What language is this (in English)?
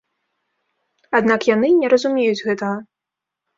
Belarusian